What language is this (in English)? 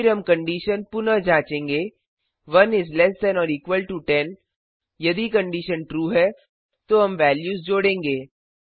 Hindi